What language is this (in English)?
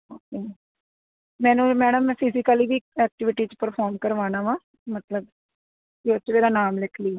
Punjabi